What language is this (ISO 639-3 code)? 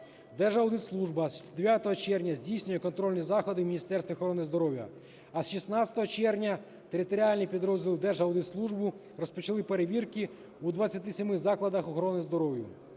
ukr